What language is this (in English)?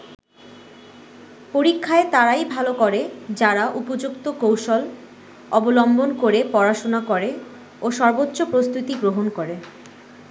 Bangla